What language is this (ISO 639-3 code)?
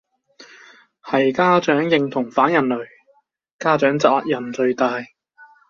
yue